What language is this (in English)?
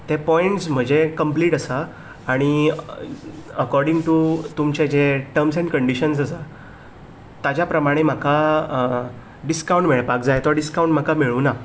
Konkani